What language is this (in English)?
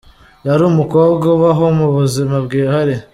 Kinyarwanda